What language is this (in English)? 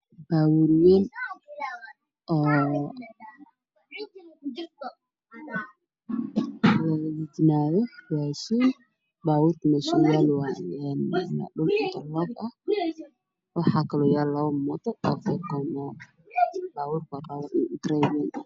Somali